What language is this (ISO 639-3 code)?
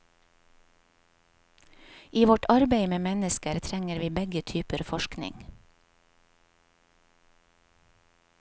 nor